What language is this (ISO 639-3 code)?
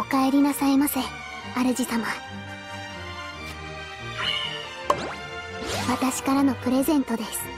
jpn